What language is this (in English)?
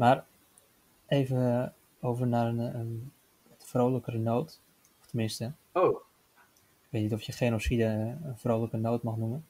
Dutch